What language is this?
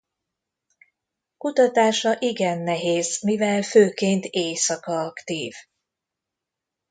Hungarian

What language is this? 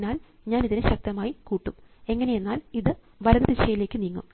Malayalam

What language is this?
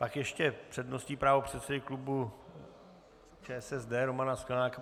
Czech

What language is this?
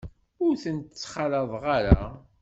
Kabyle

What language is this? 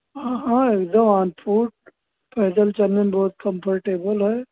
Hindi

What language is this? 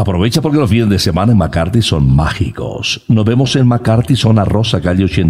Spanish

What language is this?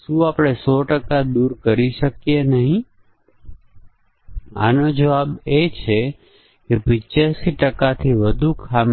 Gujarati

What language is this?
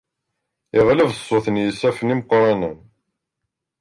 Kabyle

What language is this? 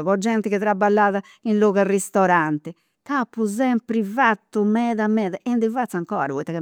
Campidanese Sardinian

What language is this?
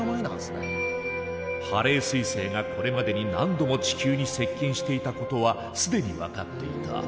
Japanese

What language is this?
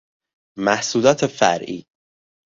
Persian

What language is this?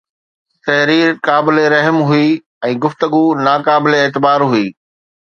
Sindhi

